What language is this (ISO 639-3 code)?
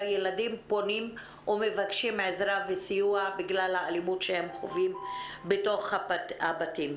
heb